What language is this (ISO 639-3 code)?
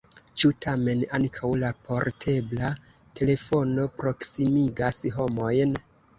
epo